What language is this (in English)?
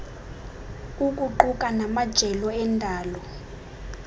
Xhosa